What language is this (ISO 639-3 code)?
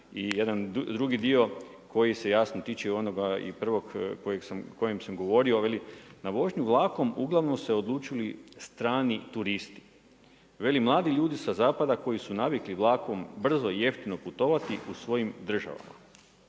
hrv